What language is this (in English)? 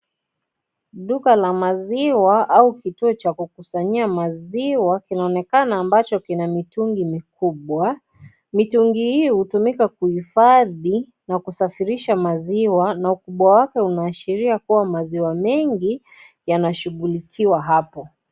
Swahili